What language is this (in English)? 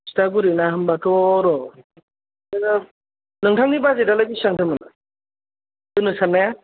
Bodo